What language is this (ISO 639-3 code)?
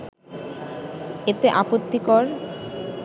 ben